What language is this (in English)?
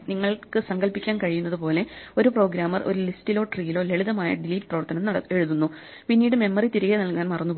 Malayalam